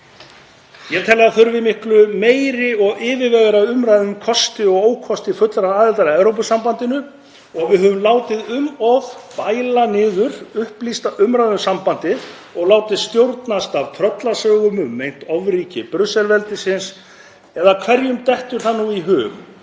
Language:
Icelandic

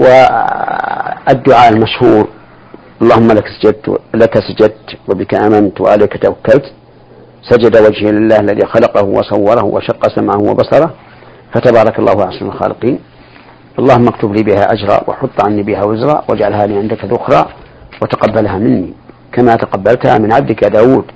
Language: Arabic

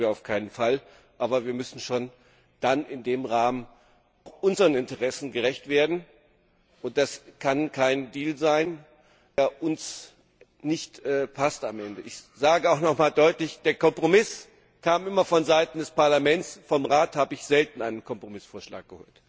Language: German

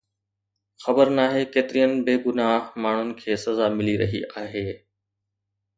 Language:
Sindhi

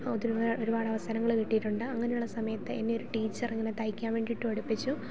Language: Malayalam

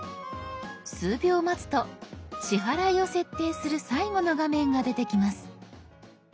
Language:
Japanese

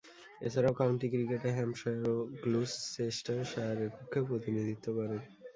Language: Bangla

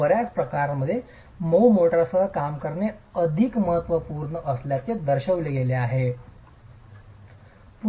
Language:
Marathi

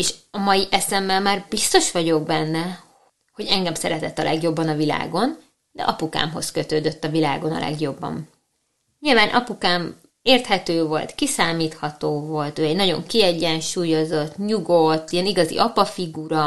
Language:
Hungarian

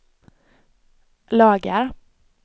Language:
Swedish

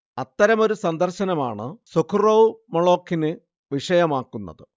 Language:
Malayalam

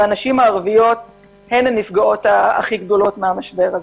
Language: Hebrew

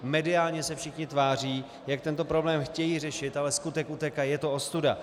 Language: Czech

